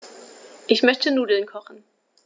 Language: German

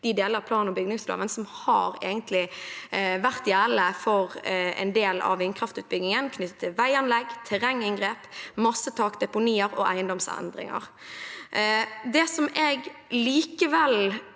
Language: Norwegian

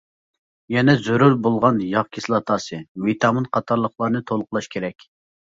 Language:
Uyghur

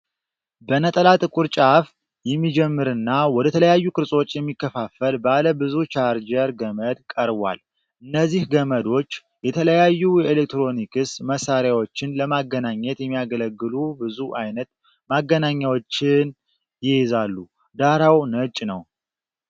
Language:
Amharic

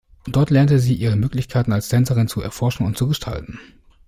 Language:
German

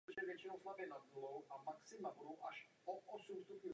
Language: Czech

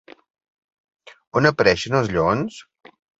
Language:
Catalan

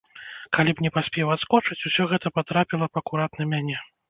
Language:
Belarusian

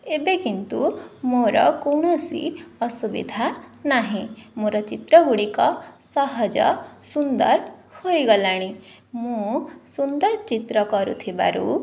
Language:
Odia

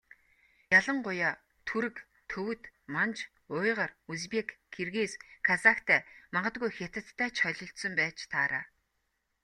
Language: Mongolian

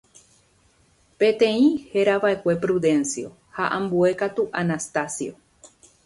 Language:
Guarani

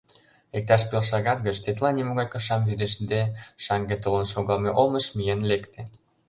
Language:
Mari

